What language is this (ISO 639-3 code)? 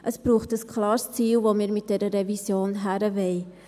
gsw